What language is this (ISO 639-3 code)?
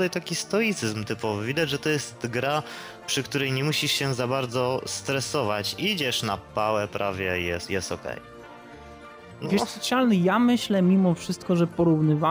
pol